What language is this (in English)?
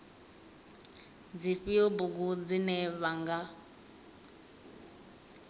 Venda